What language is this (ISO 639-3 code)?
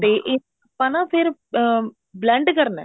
pan